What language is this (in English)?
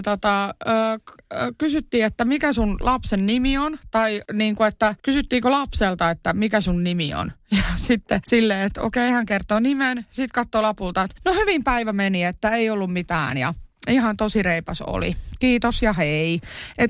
Finnish